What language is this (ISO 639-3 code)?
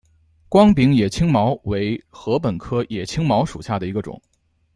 zho